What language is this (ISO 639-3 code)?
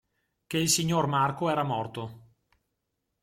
ita